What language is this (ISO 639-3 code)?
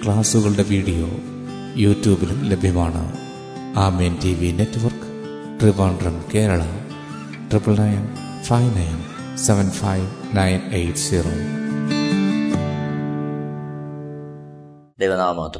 mal